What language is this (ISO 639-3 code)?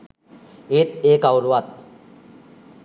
sin